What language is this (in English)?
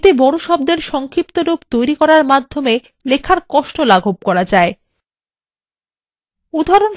Bangla